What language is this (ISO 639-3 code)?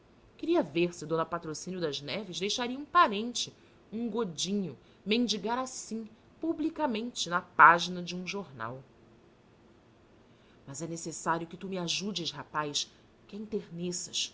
por